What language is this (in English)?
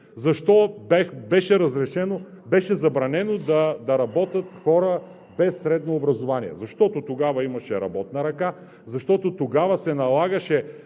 Bulgarian